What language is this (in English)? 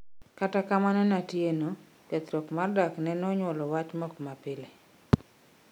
Luo (Kenya and Tanzania)